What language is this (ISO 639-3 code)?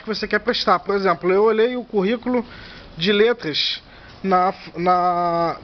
por